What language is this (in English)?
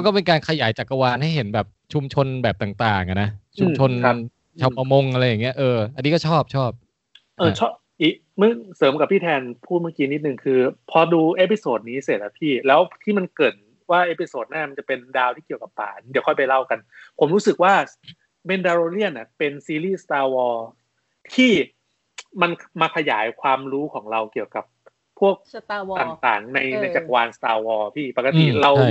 Thai